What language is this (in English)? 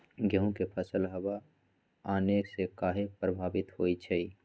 Magahi